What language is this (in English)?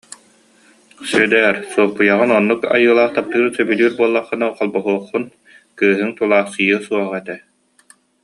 Yakut